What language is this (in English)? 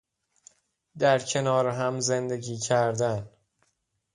Persian